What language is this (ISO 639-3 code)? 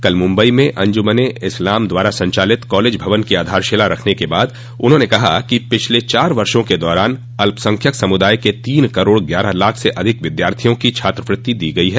hin